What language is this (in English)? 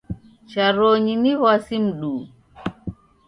Taita